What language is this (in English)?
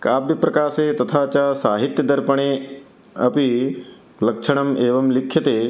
Sanskrit